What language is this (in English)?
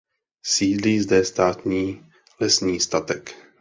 Czech